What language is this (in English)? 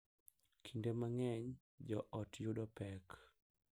Luo (Kenya and Tanzania)